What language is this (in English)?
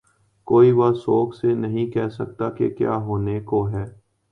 Urdu